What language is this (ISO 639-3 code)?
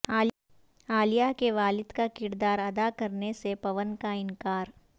urd